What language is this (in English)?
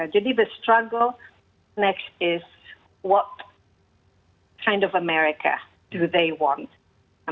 Indonesian